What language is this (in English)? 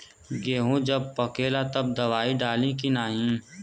Bhojpuri